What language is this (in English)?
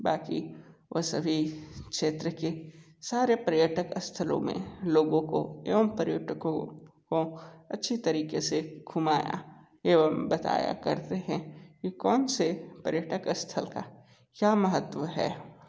Hindi